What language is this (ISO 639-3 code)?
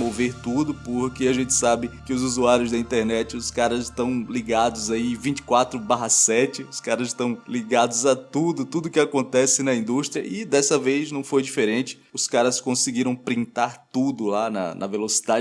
por